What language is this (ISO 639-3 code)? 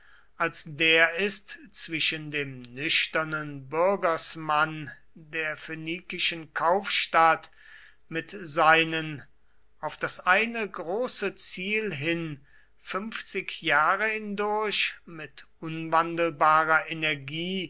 deu